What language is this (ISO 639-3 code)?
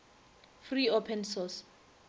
nso